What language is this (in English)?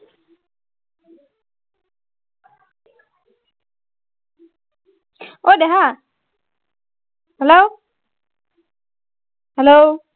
Assamese